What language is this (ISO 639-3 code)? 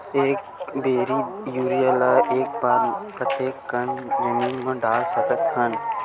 hne